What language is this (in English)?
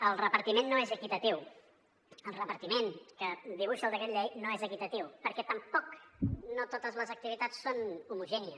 Catalan